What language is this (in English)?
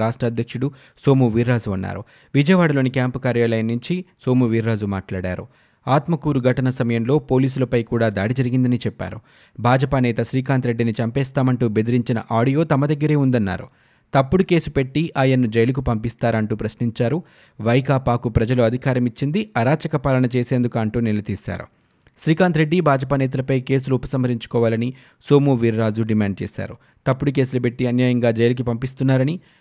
Telugu